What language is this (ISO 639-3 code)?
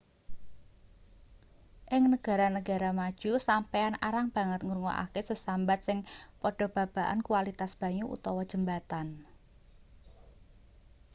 jav